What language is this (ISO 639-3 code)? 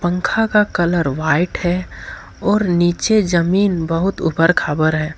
hin